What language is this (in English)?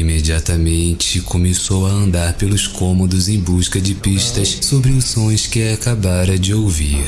Portuguese